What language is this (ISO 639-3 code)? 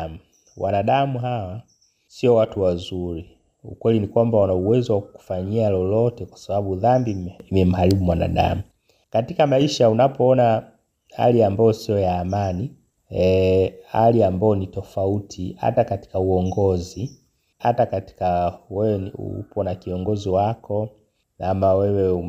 swa